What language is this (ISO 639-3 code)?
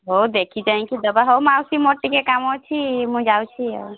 ori